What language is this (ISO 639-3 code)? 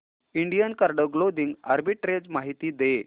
mar